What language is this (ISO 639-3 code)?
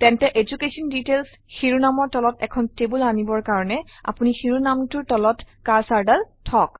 asm